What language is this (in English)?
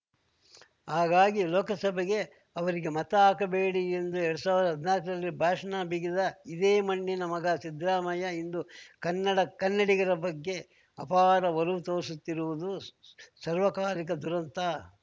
Kannada